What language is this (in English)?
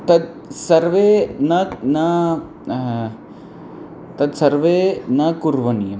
Sanskrit